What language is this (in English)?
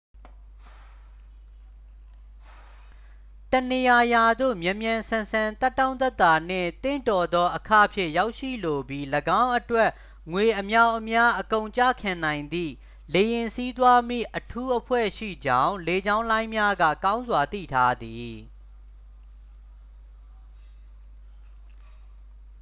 Burmese